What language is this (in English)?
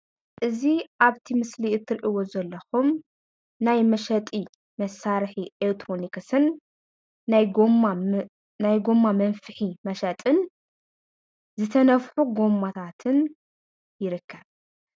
Tigrinya